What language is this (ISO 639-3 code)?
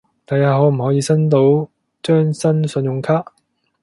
yue